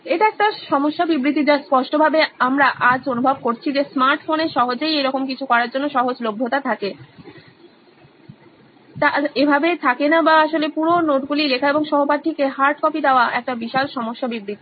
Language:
Bangla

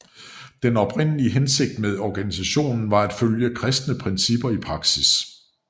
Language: Danish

